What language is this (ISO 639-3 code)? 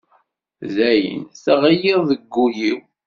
kab